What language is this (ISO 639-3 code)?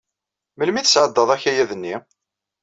kab